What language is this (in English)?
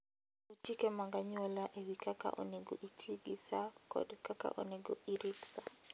Luo (Kenya and Tanzania)